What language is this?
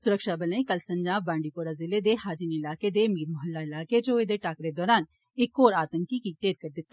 Dogri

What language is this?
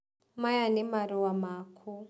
Kikuyu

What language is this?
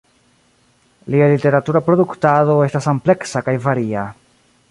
Esperanto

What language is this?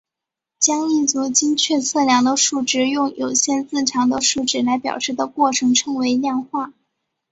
Chinese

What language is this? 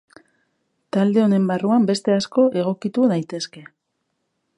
Basque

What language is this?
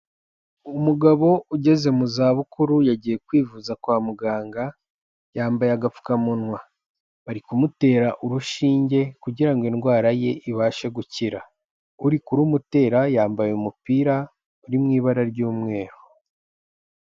Kinyarwanda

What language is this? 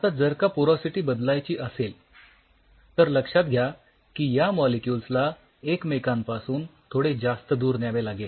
Marathi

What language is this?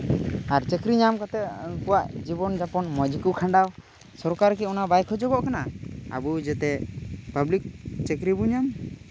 Santali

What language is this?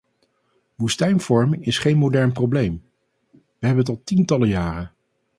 Dutch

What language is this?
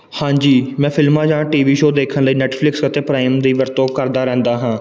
Punjabi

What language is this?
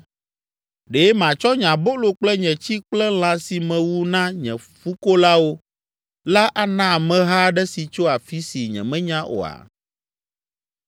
Ewe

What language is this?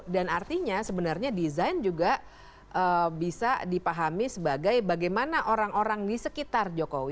Indonesian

